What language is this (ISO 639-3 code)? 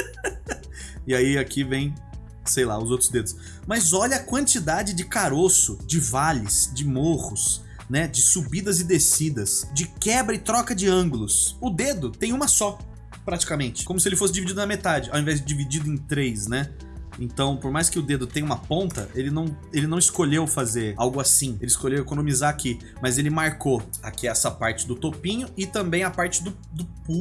por